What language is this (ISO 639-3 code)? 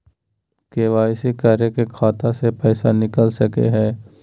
mag